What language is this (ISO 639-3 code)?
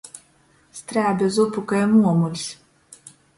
ltg